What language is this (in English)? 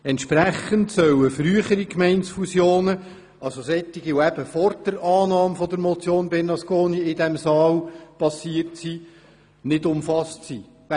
Swiss German